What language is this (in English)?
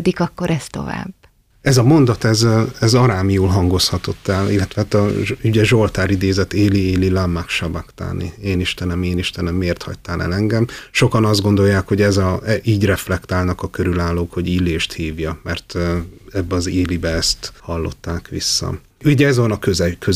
Hungarian